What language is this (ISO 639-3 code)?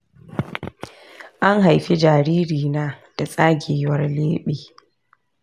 hau